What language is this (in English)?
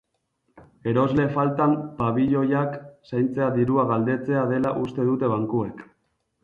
Basque